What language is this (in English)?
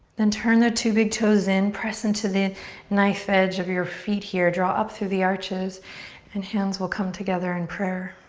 English